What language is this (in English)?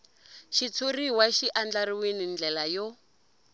Tsonga